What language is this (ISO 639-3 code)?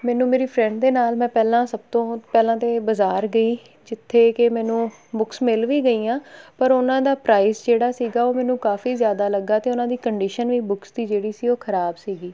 pan